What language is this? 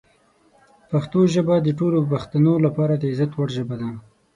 Pashto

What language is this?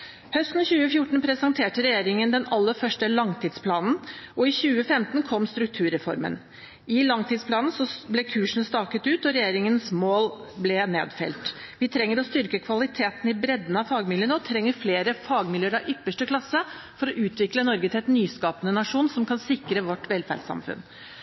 Norwegian Bokmål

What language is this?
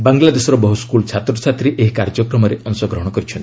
Odia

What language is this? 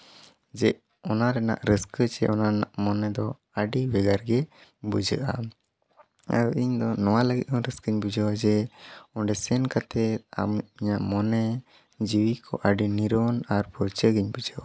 Santali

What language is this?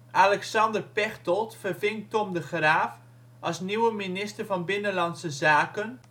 Dutch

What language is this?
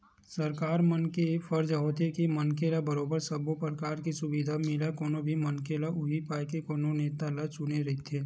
Chhattisgarhi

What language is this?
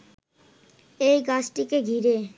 Bangla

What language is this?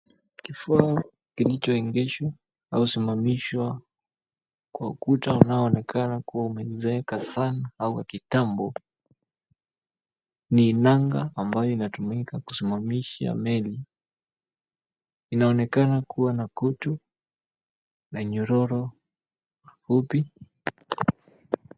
Swahili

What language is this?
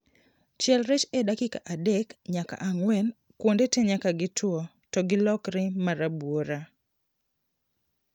Luo (Kenya and Tanzania)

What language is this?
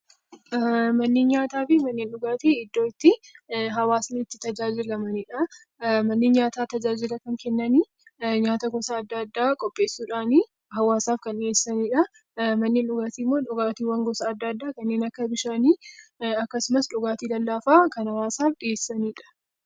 Oromo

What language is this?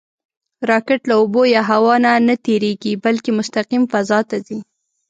Pashto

